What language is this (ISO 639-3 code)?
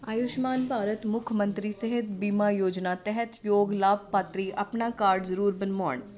pan